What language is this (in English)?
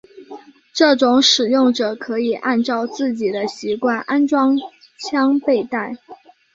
Chinese